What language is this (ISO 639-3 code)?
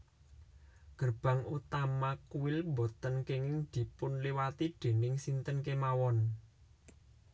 jav